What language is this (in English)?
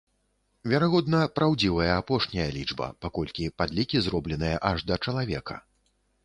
Belarusian